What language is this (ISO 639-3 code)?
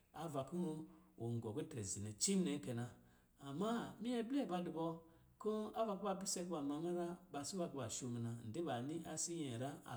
mgi